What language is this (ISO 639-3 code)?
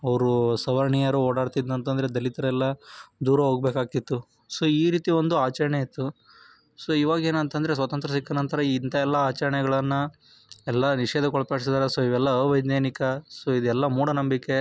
kan